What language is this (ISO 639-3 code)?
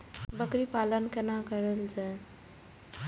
mai